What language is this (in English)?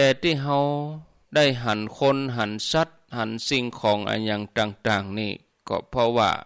Thai